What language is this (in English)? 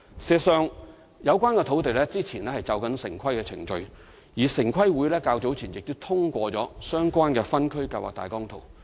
Cantonese